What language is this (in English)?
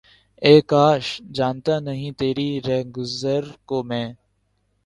Urdu